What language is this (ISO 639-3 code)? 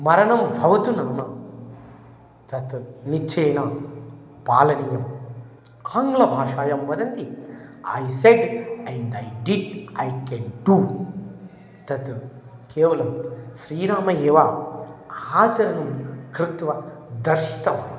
san